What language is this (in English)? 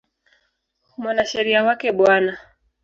Swahili